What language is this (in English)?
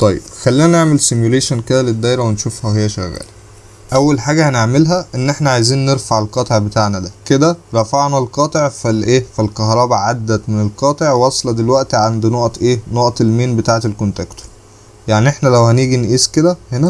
Arabic